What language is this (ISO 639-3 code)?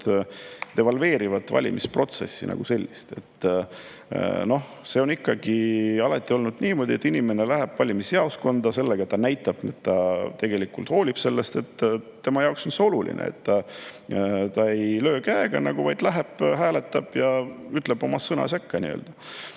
est